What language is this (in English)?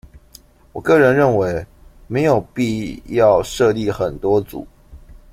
Chinese